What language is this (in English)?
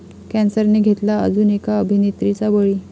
Marathi